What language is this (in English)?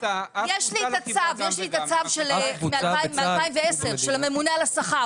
Hebrew